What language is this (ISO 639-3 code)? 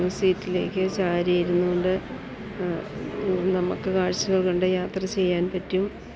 mal